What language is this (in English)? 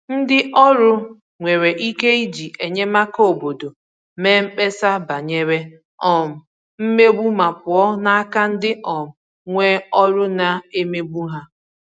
Igbo